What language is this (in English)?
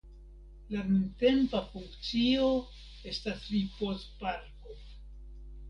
Esperanto